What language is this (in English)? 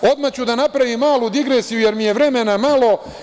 Serbian